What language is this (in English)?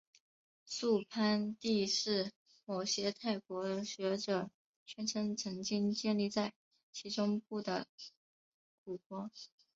Chinese